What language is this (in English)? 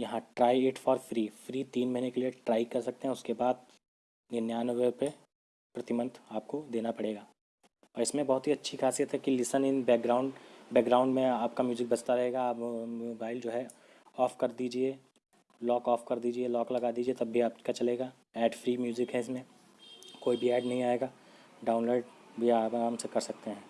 Hindi